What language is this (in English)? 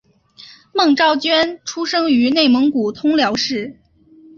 Chinese